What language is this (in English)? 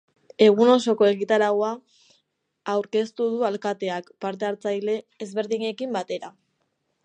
Basque